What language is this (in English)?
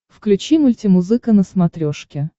Russian